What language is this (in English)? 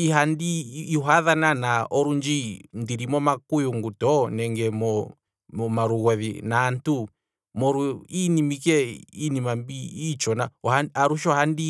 Kwambi